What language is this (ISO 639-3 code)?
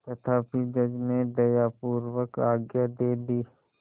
hin